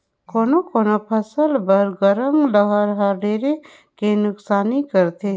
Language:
Chhattisgarhi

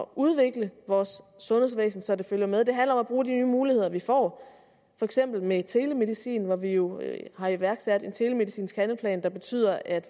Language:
Danish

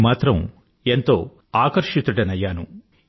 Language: Telugu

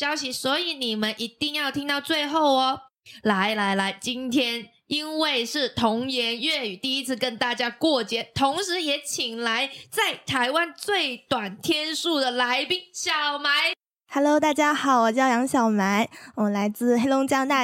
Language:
Chinese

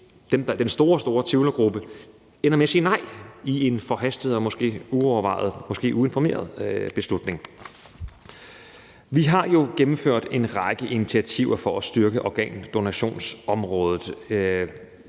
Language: Danish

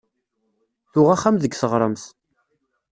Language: Kabyle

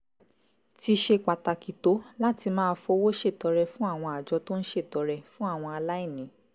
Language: Yoruba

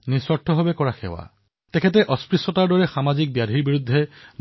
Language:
Assamese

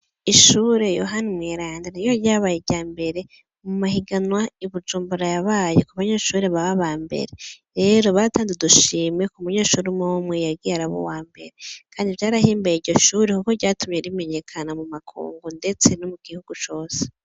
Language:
Rundi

